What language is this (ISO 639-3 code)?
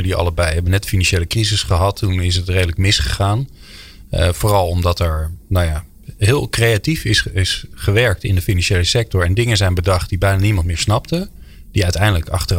nld